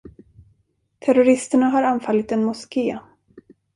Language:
Swedish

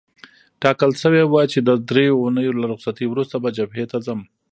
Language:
Pashto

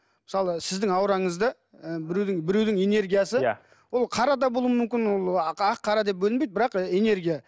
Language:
Kazakh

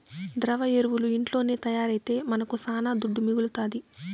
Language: Telugu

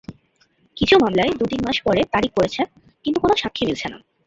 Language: Bangla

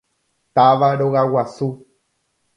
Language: Guarani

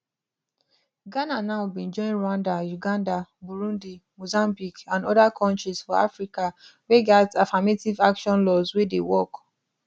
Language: Nigerian Pidgin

